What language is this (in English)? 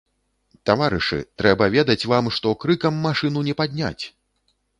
Belarusian